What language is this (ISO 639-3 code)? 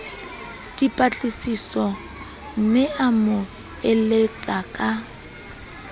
sot